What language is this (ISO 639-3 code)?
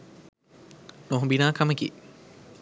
sin